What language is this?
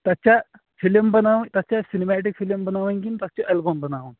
Kashmiri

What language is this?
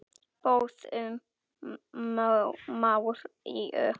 Icelandic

